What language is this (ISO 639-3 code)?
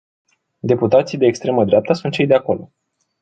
ron